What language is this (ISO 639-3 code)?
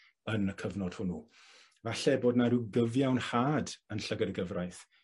cym